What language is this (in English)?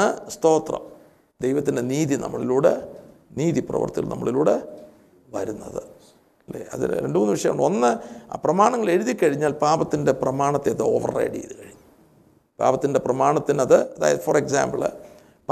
Malayalam